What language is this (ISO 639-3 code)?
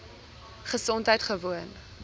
afr